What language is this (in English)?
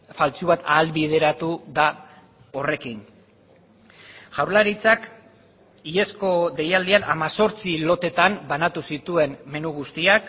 Basque